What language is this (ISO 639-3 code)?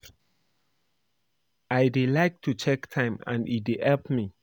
pcm